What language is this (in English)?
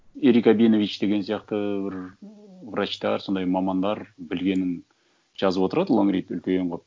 Kazakh